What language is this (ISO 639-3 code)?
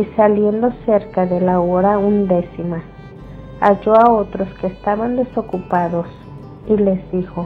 spa